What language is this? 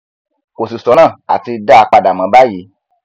Yoruba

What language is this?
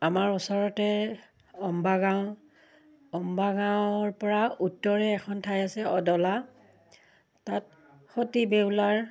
Assamese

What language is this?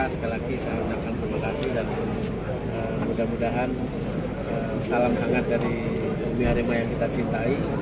Indonesian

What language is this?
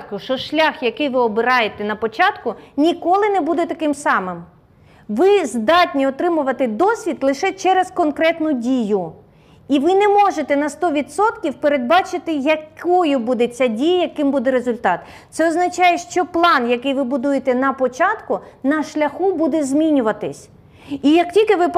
Ukrainian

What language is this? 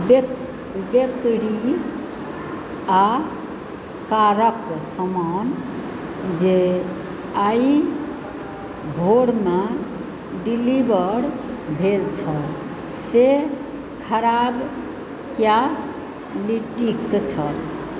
Maithili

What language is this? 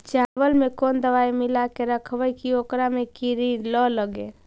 Magahi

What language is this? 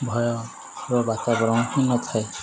Odia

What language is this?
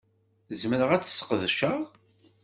Kabyle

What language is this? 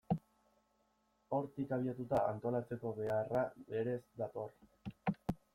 Basque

